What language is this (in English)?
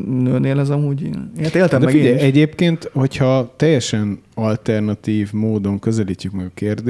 Hungarian